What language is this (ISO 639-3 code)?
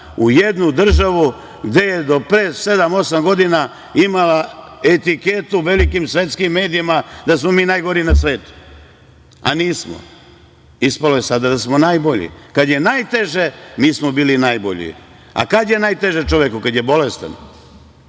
srp